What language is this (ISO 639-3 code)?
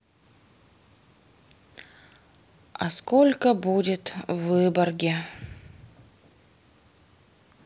rus